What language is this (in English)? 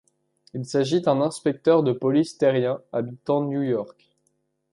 French